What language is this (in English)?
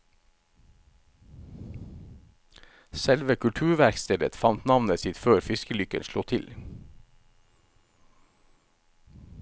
Norwegian